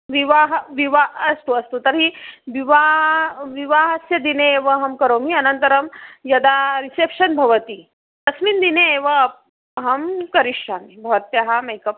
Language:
Sanskrit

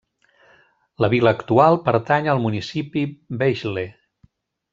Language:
Catalan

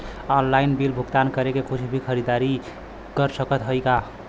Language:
Bhojpuri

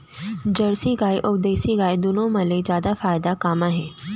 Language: Chhattisgarhi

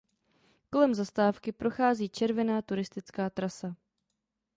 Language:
Czech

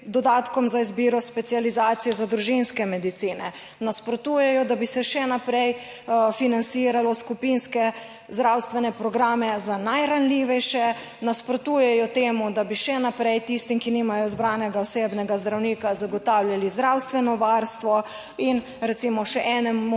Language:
Slovenian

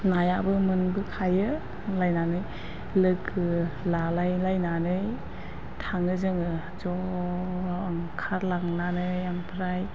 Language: Bodo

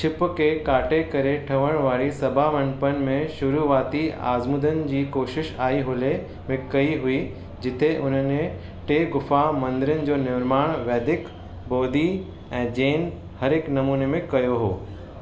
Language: Sindhi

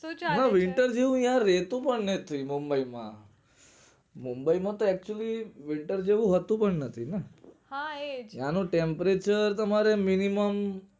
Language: Gujarati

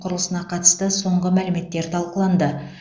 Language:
Kazakh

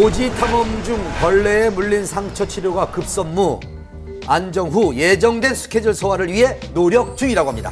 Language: Korean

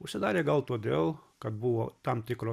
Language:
Lithuanian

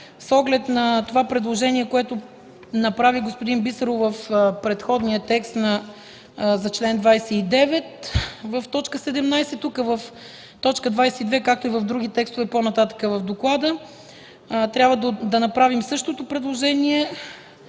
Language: Bulgarian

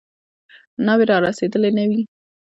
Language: Pashto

